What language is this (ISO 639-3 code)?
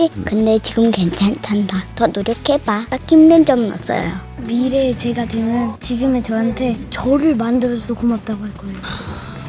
kor